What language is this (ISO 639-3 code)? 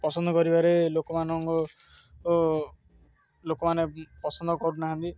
ori